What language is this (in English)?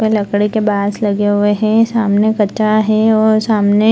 Hindi